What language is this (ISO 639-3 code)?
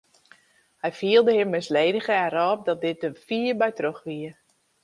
fry